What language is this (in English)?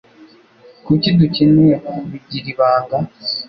Kinyarwanda